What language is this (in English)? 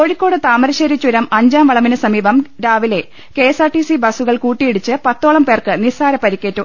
Malayalam